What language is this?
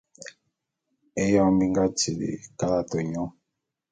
Bulu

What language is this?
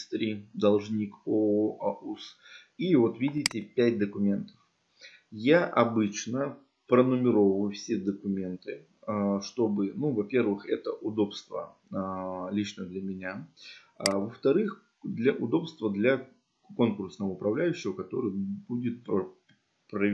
Russian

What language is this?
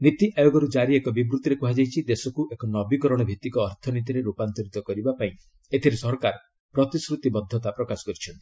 Odia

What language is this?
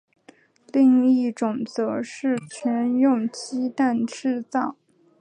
Chinese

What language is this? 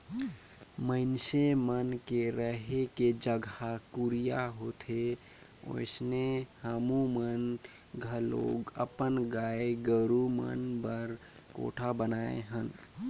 Chhattisgarhi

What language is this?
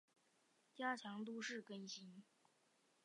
Chinese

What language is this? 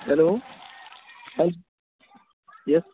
Urdu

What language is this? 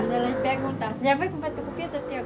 Portuguese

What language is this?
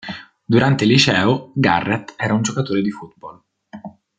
Italian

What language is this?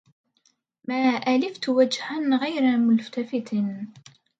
Arabic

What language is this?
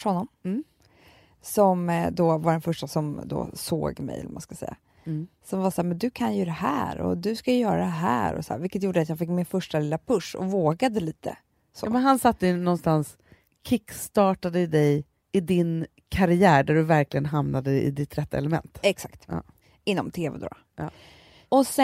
Swedish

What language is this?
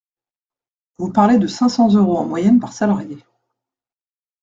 French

